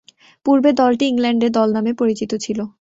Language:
Bangla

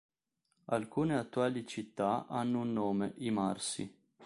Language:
Italian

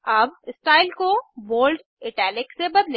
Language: Hindi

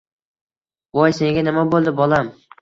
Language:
Uzbek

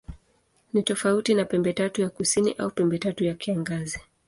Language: Swahili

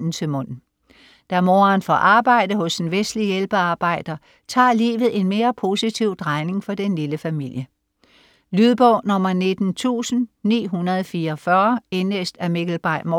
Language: Danish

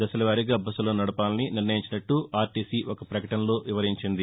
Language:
Telugu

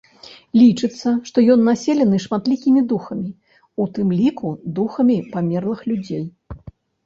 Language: Belarusian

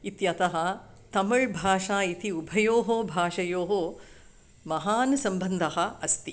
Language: Sanskrit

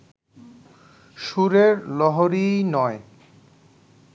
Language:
Bangla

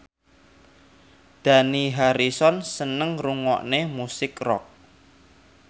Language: Javanese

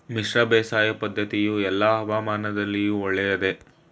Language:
Kannada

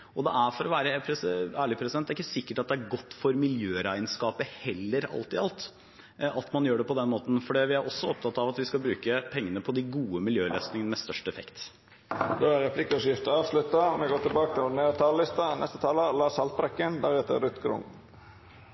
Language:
Norwegian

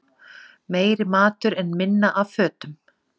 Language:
Icelandic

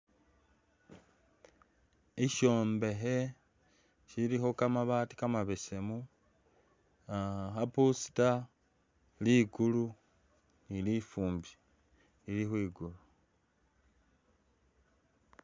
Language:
Masaaba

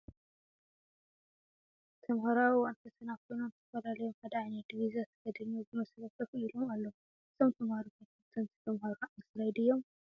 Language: Tigrinya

